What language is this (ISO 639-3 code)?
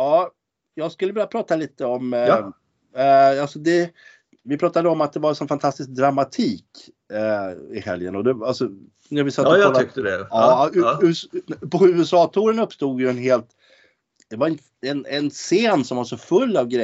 swe